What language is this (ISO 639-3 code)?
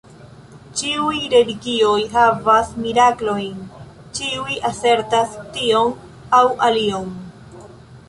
epo